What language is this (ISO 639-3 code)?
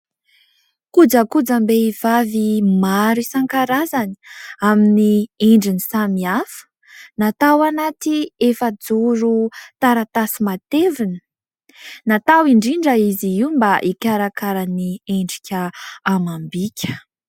mlg